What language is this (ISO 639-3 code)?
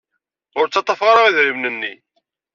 kab